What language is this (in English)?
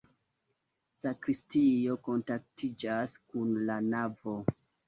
Esperanto